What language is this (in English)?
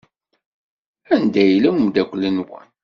Kabyle